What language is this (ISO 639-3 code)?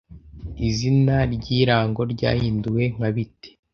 kin